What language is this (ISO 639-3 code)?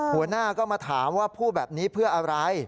tha